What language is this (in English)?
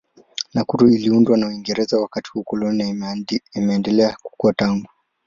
Swahili